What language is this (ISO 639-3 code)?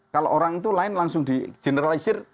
ind